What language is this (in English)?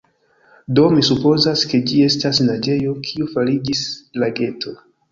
Esperanto